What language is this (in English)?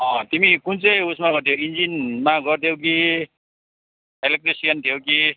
Nepali